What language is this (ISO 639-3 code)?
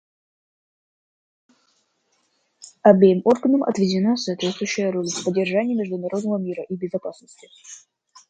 rus